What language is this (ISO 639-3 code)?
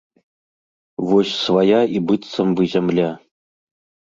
bel